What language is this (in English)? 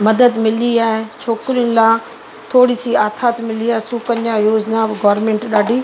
Sindhi